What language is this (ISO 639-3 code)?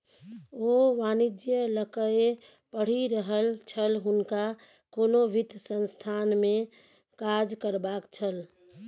mai